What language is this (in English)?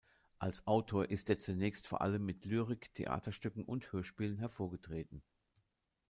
German